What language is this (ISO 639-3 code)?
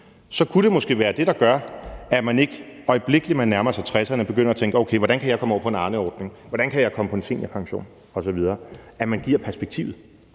dan